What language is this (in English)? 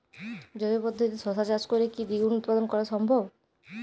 Bangla